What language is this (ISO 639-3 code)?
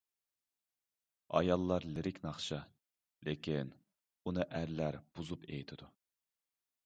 uig